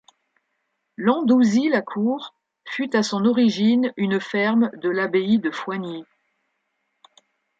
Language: French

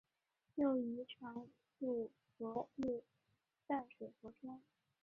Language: Chinese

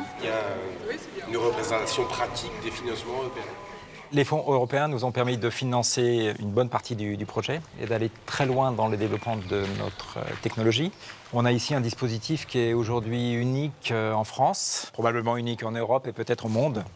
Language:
French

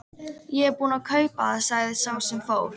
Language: Icelandic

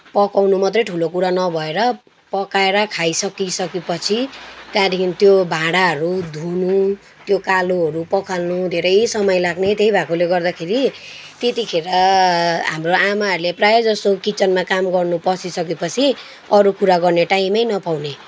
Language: Nepali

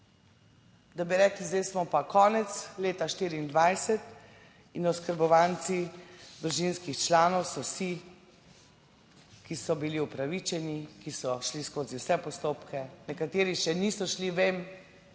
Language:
Slovenian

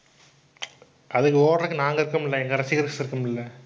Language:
Tamil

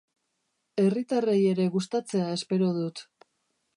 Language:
Basque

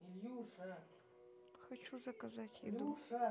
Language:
Russian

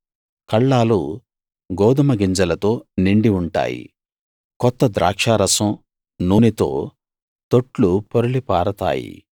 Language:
Telugu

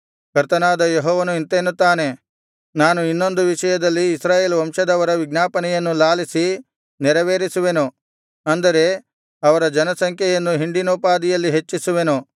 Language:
Kannada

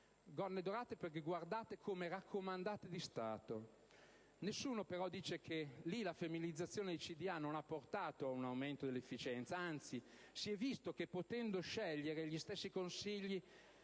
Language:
Italian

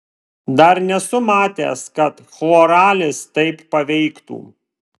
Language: Lithuanian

